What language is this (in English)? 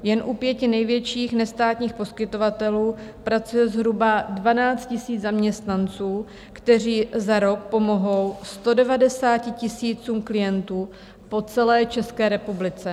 Czech